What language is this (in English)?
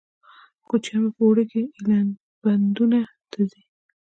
Pashto